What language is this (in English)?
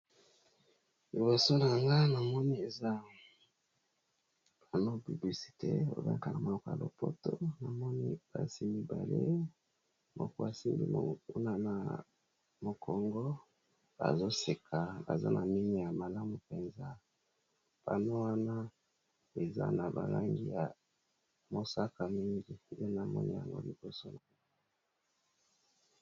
Lingala